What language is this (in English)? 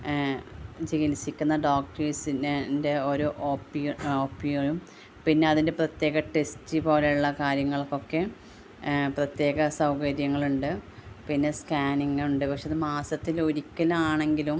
Malayalam